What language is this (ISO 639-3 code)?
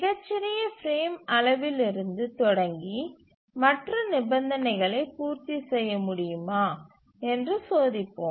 tam